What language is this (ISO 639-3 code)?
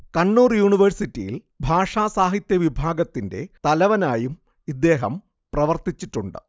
mal